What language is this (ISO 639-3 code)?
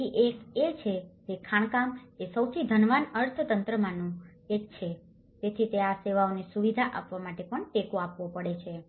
guj